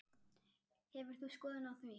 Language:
Icelandic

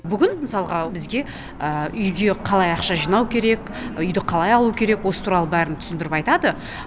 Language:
Kazakh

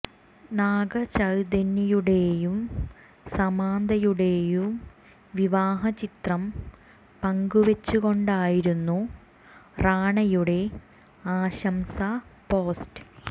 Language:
Malayalam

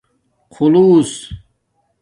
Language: Domaaki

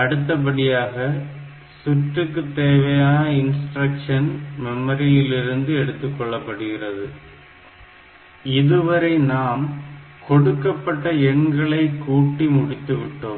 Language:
Tamil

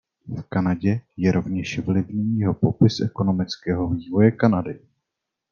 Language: Czech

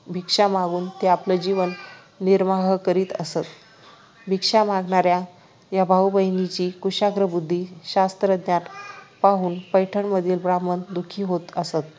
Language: Marathi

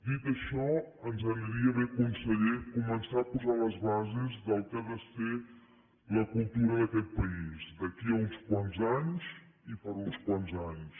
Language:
Catalan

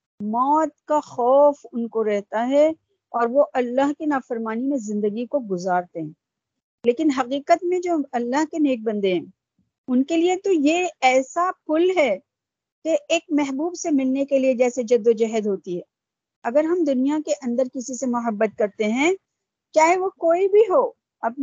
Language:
Urdu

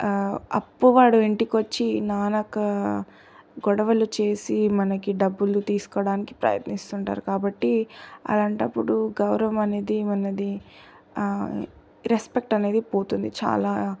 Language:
Telugu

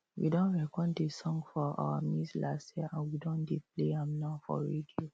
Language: Nigerian Pidgin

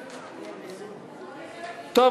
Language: Hebrew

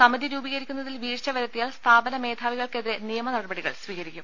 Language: Malayalam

